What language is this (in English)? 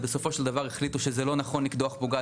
Hebrew